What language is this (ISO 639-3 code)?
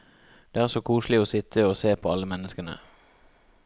nor